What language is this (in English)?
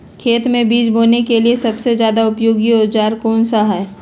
Magahi